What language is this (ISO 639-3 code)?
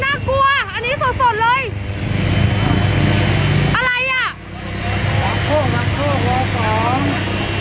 tha